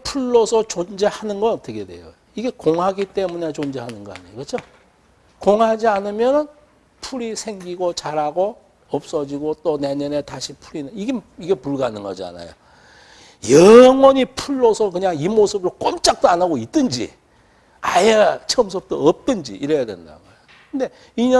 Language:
Korean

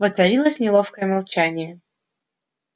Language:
Russian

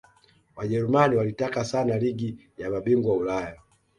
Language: Swahili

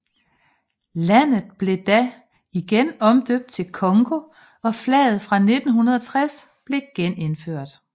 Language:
Danish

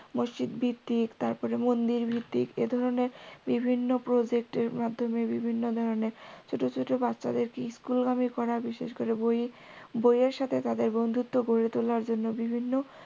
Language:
Bangla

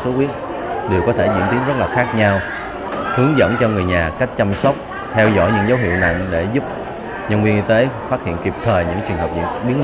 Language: Vietnamese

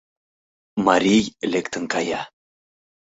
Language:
Mari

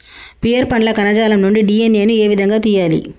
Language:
Telugu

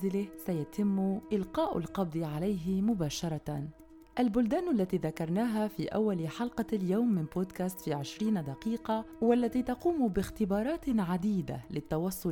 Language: Arabic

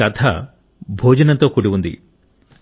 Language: Telugu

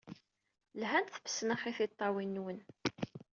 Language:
Kabyle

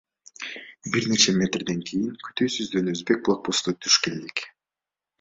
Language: Kyrgyz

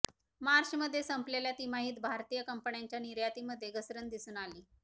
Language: Marathi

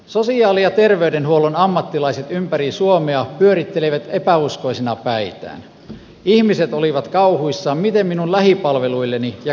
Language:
Finnish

